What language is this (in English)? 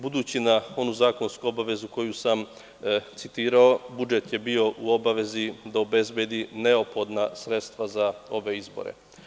Serbian